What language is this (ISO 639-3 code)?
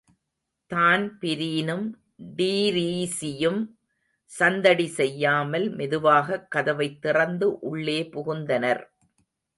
tam